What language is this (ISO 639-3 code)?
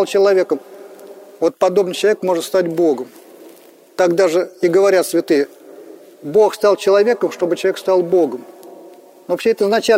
rus